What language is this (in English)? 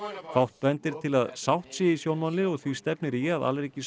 Icelandic